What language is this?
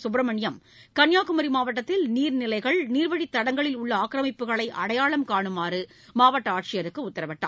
Tamil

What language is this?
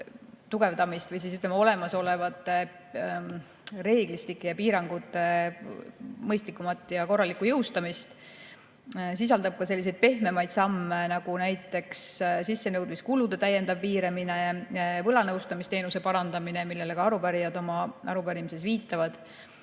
Estonian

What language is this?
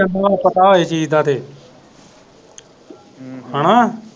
Punjabi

